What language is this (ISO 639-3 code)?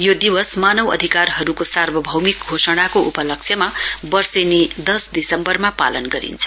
nep